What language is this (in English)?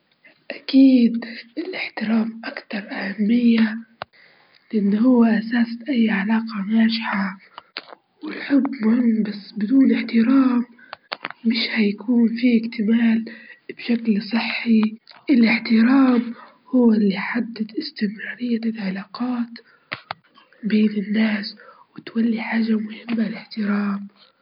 Libyan Arabic